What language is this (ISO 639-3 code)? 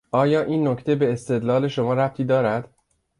fas